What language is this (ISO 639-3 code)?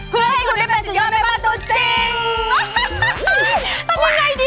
tha